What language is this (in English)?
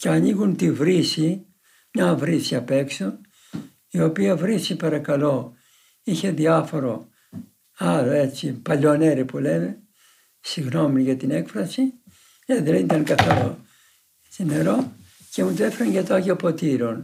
Greek